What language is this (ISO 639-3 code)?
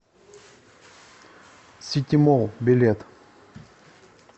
rus